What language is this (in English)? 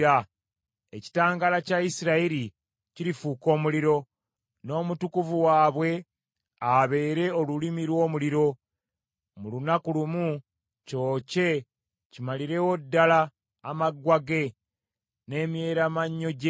Ganda